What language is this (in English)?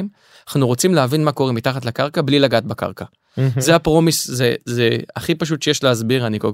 Hebrew